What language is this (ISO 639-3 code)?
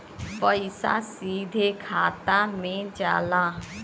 bho